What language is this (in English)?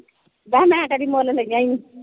Punjabi